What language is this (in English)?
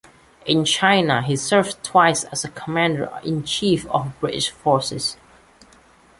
English